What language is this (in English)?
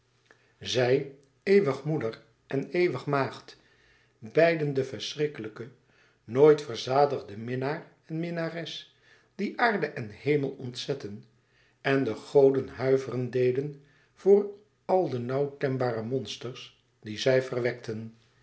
Dutch